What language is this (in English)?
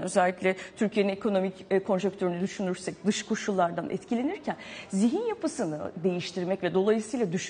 Turkish